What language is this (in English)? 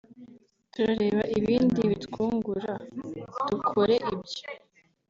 Kinyarwanda